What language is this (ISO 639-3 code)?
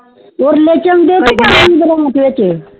pan